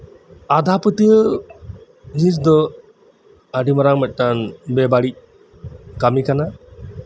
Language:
Santali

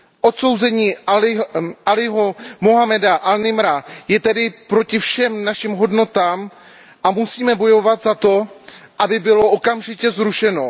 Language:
Czech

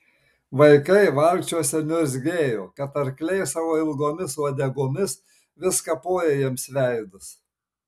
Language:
Lithuanian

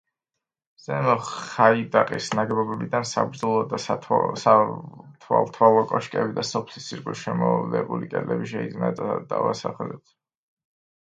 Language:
Georgian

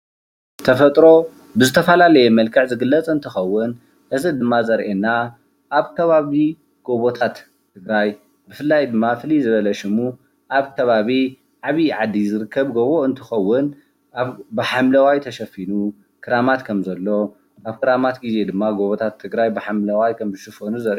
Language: Tigrinya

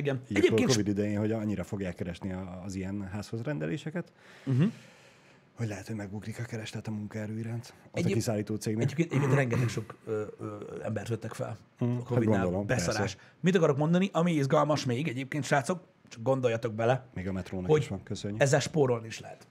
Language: Hungarian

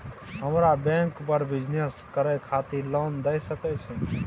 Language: Maithili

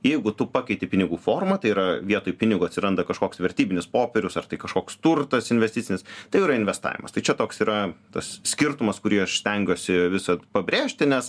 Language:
Lithuanian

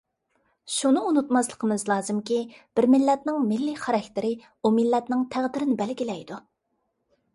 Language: Uyghur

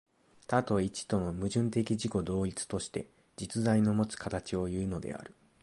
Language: Japanese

